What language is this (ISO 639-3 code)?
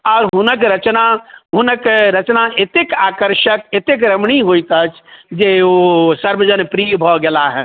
mai